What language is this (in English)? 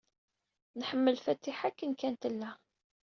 Kabyle